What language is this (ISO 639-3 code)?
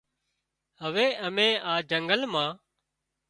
kxp